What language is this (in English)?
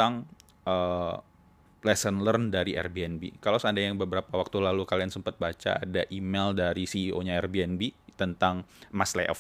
Indonesian